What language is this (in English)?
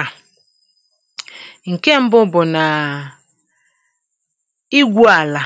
Igbo